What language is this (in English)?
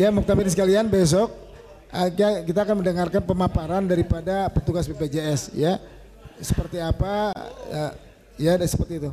Indonesian